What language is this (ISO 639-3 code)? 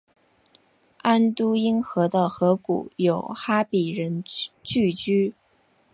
zho